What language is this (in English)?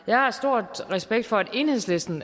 Danish